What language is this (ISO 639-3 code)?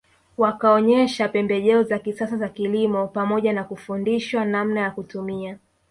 swa